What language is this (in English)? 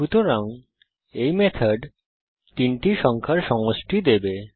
Bangla